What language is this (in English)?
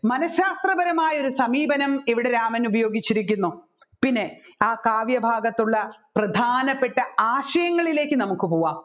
Malayalam